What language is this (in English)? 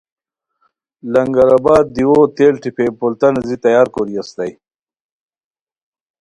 Khowar